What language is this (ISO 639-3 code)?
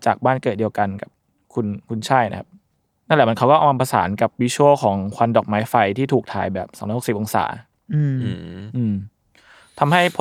tha